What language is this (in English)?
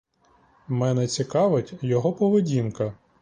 Ukrainian